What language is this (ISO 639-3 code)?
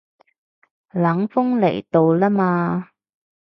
yue